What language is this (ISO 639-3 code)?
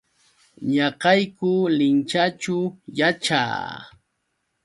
qux